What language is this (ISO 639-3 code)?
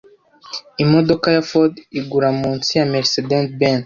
kin